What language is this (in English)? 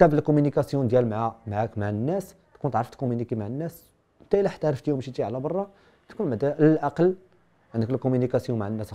Arabic